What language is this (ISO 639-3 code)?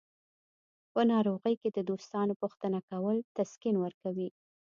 pus